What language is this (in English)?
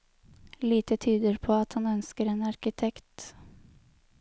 Norwegian